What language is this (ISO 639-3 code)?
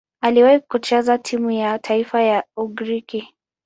swa